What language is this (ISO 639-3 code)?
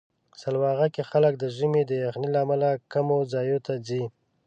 pus